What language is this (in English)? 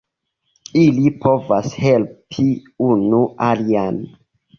Esperanto